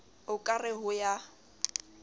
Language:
Southern Sotho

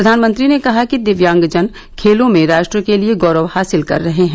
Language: Hindi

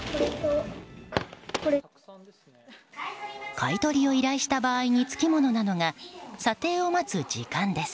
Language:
Japanese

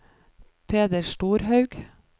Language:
Norwegian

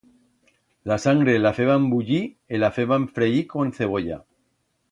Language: Aragonese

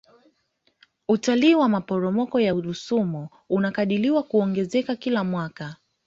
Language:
Swahili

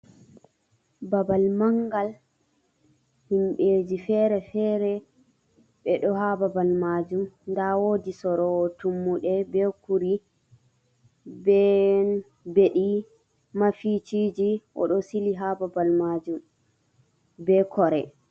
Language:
Fula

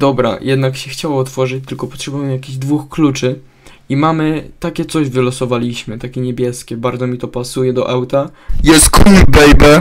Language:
Polish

